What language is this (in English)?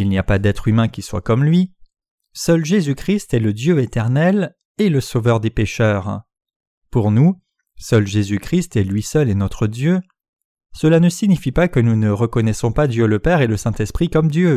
French